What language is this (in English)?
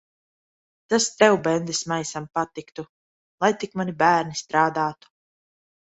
Latvian